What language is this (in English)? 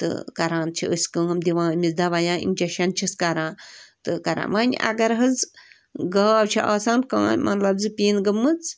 Kashmiri